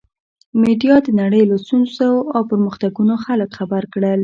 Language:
Pashto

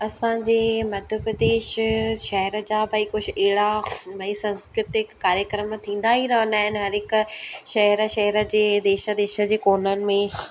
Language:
Sindhi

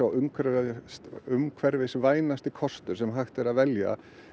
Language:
Icelandic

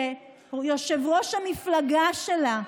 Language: Hebrew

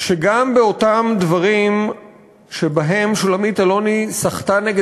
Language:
Hebrew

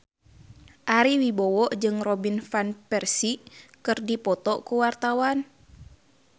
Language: Sundanese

